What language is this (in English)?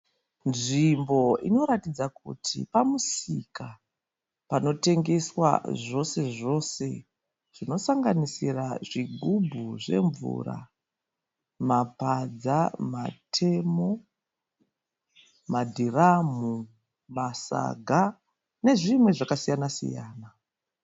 Shona